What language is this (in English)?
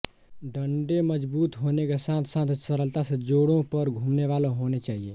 Hindi